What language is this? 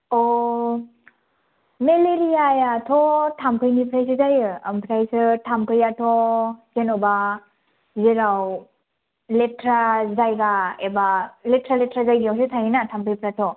Bodo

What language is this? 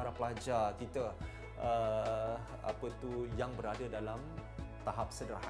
Malay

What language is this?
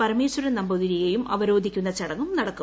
Malayalam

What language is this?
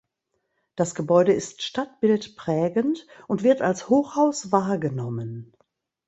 German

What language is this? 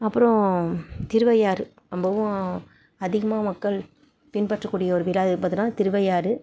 Tamil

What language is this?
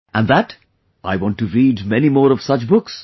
English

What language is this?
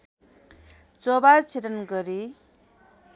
Nepali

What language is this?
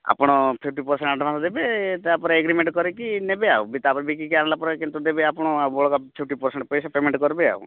Odia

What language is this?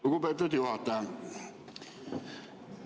Estonian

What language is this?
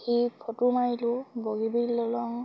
Assamese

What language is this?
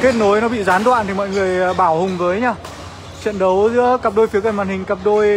Vietnamese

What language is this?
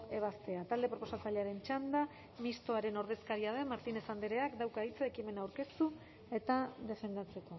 Basque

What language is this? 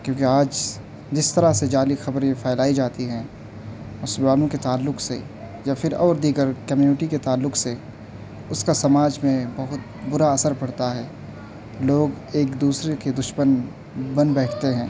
Urdu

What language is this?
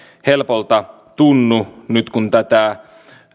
Finnish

